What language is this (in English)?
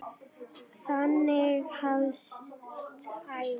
Icelandic